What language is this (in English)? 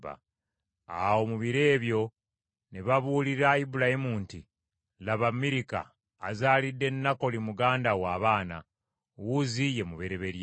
Ganda